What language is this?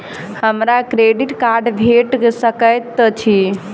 Maithili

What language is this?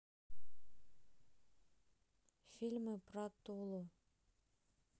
Russian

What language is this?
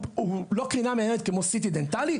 Hebrew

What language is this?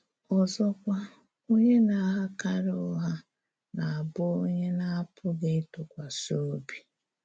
Igbo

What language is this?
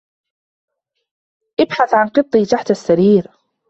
Arabic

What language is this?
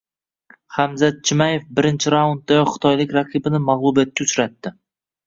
Uzbek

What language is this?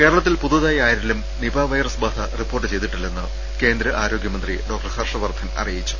Malayalam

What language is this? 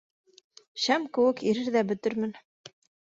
Bashkir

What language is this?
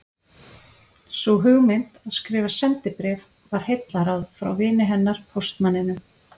Icelandic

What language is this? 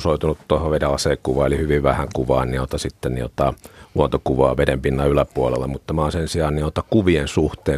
Finnish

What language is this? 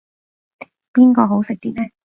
Cantonese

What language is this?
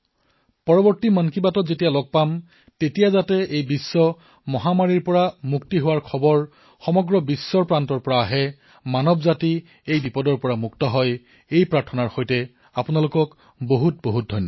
Assamese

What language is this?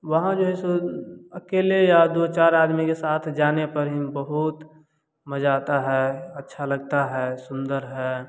Hindi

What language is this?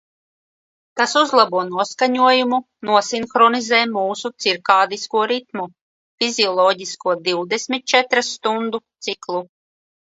Latvian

